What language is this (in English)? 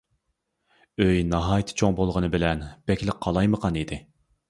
Uyghur